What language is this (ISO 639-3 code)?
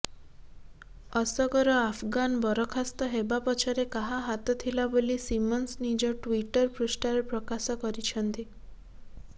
ori